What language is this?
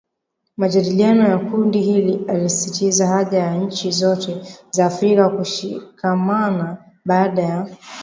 Swahili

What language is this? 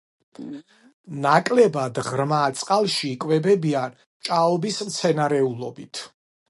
Georgian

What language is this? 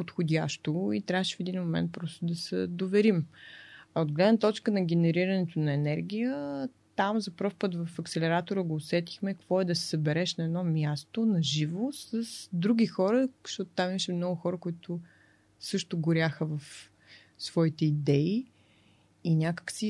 Bulgarian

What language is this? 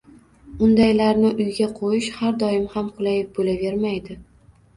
Uzbek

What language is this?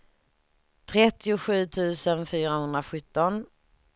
Swedish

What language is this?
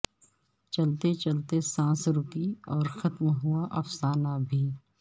Urdu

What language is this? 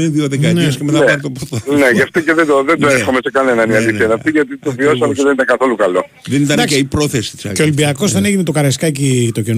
Greek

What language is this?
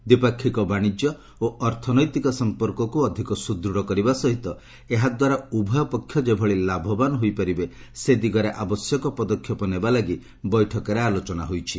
Odia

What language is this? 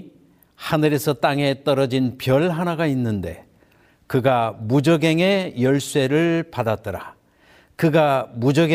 Korean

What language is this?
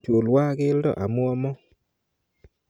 Kalenjin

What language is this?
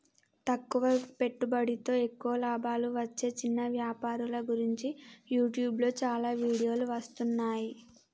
Telugu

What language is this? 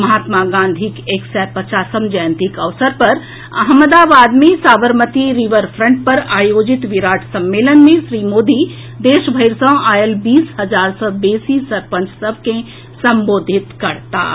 Maithili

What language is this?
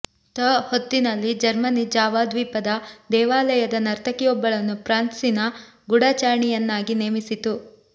Kannada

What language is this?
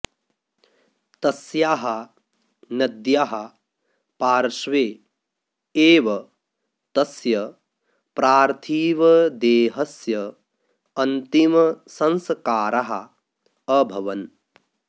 Sanskrit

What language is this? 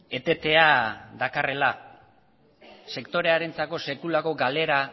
Basque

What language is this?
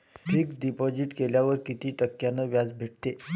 Marathi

